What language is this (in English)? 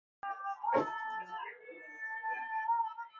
Persian